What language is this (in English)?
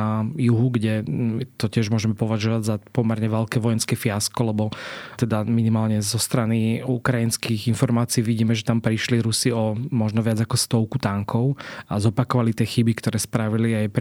Slovak